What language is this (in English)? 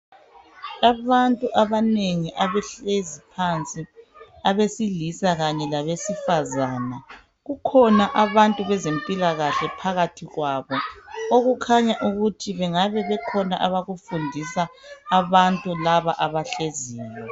North Ndebele